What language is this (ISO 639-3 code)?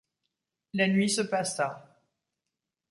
fra